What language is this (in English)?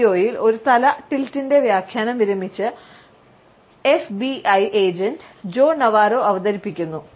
Malayalam